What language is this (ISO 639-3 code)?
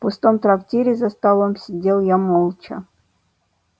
rus